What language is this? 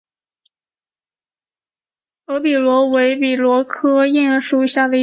Chinese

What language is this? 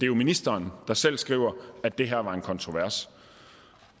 Danish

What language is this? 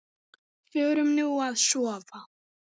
Icelandic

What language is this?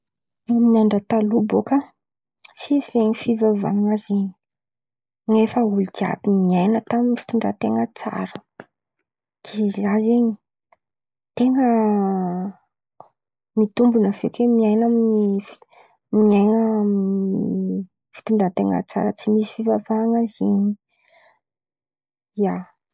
Antankarana Malagasy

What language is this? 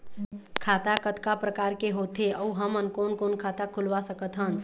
Chhattisgarhi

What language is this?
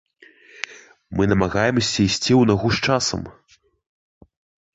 Belarusian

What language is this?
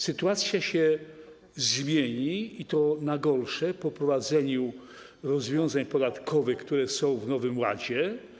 Polish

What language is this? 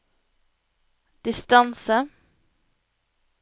Norwegian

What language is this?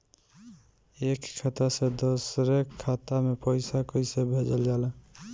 Bhojpuri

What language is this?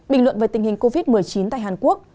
Vietnamese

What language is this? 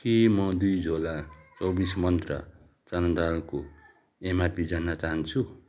Nepali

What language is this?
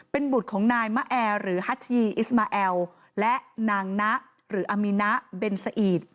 Thai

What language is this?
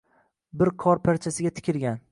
Uzbek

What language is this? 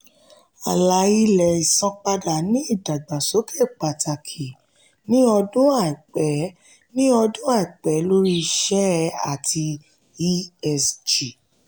Yoruba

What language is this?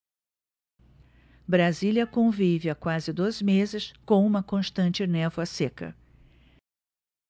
Portuguese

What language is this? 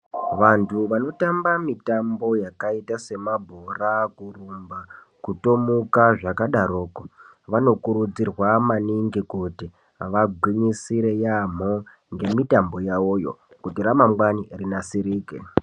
Ndau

